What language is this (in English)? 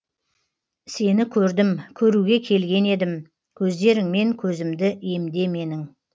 Kazakh